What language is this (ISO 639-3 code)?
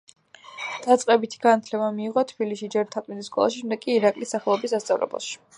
kat